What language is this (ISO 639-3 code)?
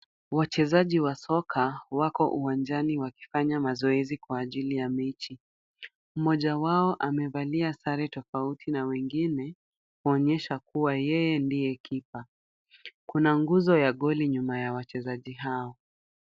swa